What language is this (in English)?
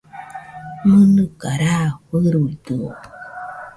Nüpode Huitoto